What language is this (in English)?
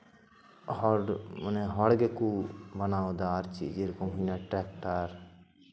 Santali